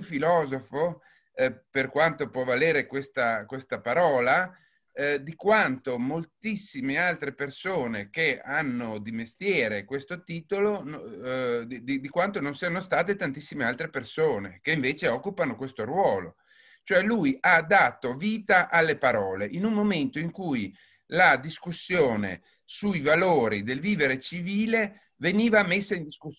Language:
Italian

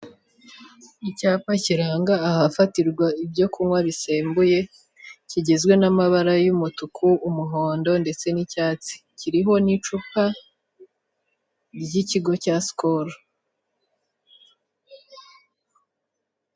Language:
Kinyarwanda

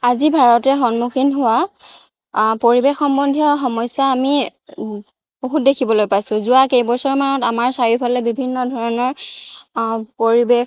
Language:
Assamese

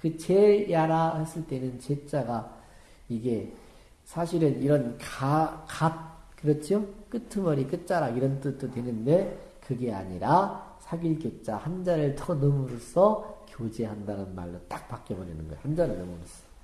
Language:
Korean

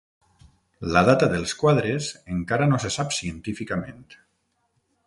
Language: Catalan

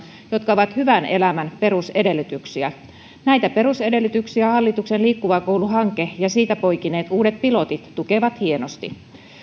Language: Finnish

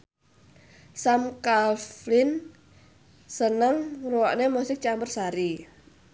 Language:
Javanese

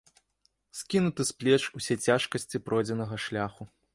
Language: Belarusian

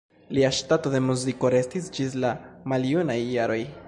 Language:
Esperanto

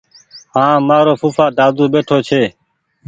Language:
Goaria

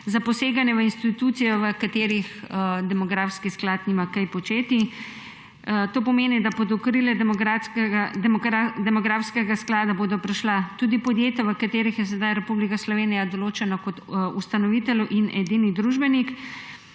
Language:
Slovenian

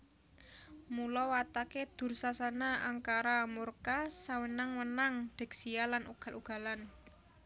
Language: Javanese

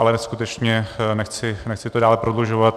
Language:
Czech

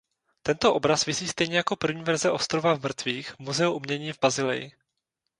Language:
Czech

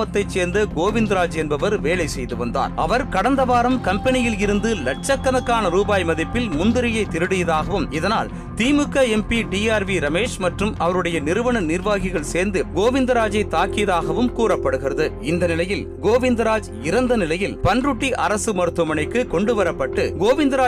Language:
Tamil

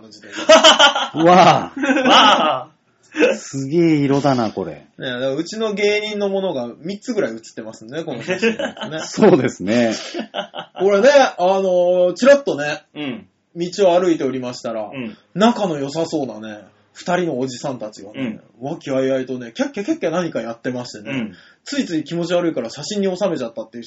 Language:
Japanese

